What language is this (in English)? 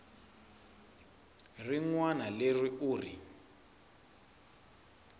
Tsonga